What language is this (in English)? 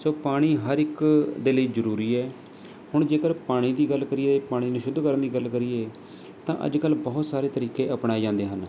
Punjabi